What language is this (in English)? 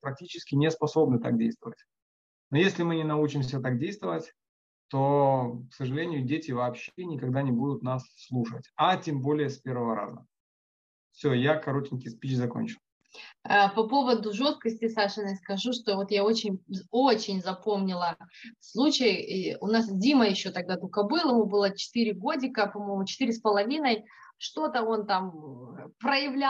Russian